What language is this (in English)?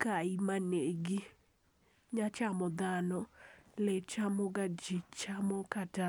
Luo (Kenya and Tanzania)